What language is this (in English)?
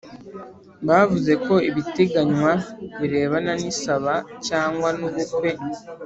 Kinyarwanda